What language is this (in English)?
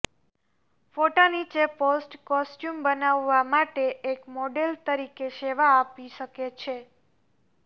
Gujarati